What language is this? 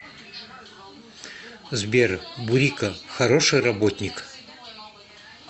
Russian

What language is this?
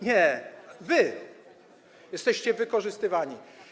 Polish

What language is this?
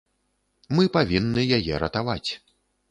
Belarusian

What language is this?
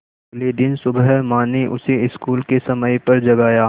Hindi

